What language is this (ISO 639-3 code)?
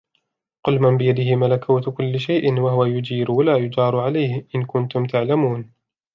ara